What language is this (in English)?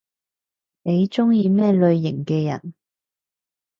Cantonese